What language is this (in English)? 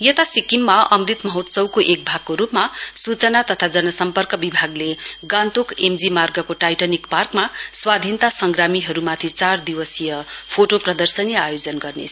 Nepali